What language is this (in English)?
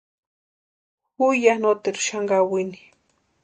Western Highland Purepecha